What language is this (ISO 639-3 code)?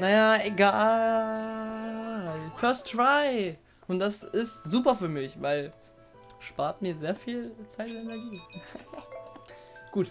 deu